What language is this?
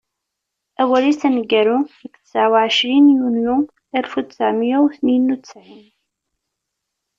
Kabyle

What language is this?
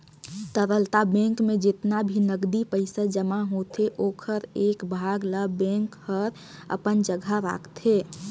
Chhattisgarhi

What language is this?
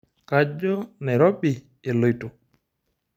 Masai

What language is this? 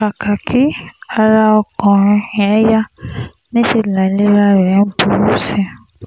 Yoruba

